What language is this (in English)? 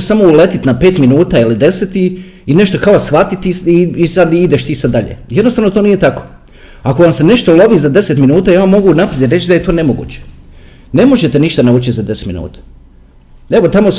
Croatian